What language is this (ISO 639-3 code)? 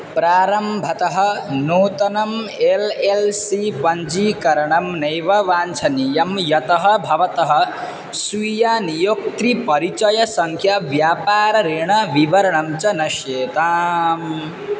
san